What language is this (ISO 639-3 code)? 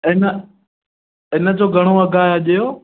snd